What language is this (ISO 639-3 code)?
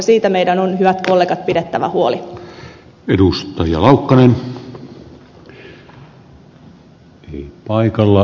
fin